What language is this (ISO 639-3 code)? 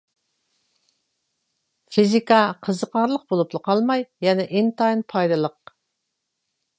uig